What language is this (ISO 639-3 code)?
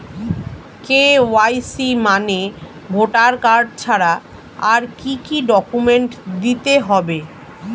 ben